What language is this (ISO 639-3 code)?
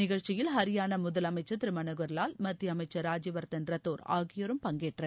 tam